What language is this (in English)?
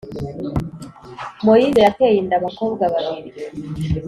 Kinyarwanda